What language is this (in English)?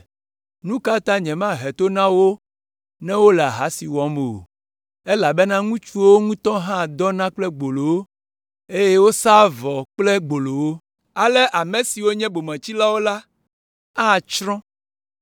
Ewe